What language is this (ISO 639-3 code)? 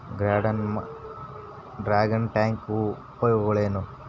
kan